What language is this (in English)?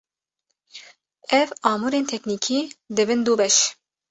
Kurdish